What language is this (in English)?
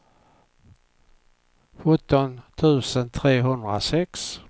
Swedish